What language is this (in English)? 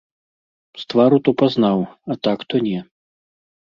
Belarusian